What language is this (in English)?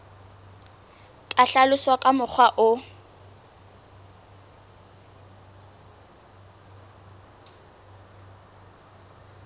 Southern Sotho